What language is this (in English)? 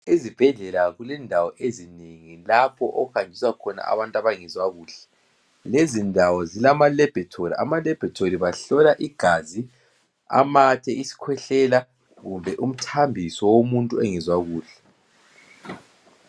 North Ndebele